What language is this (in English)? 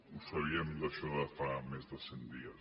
Catalan